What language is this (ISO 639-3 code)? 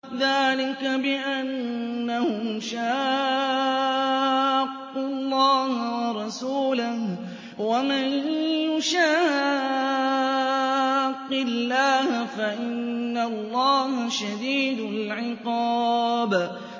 ara